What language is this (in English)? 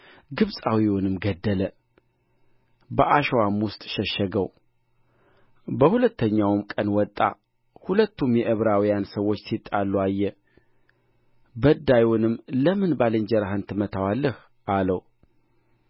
Amharic